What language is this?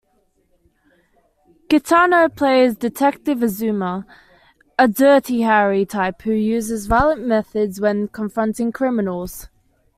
English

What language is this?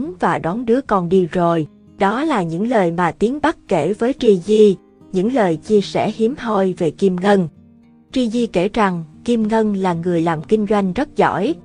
Vietnamese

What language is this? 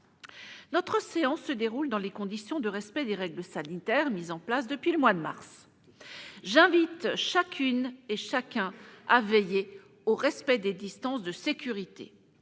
French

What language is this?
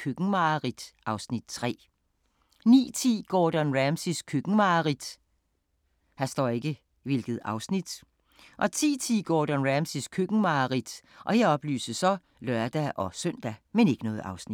Danish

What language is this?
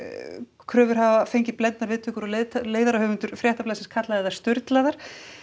Icelandic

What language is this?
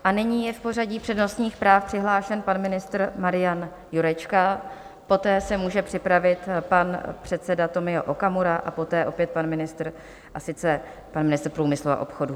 Czech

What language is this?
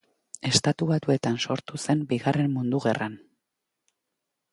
Basque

